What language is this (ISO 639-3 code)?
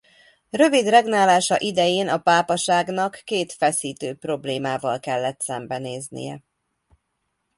hun